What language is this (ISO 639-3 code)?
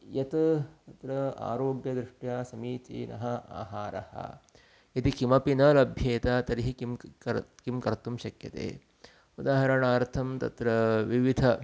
san